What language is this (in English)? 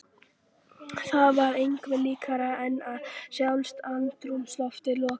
Icelandic